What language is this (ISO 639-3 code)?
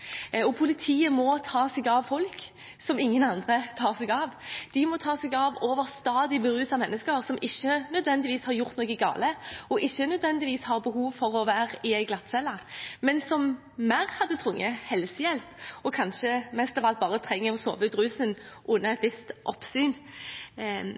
nob